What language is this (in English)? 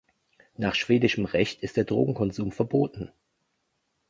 German